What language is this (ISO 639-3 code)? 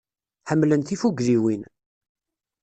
kab